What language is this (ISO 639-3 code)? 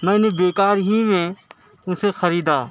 urd